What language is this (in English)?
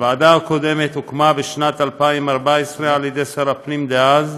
Hebrew